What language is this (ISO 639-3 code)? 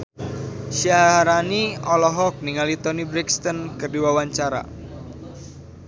sun